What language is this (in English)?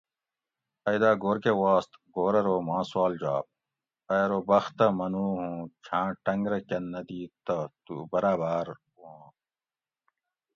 Gawri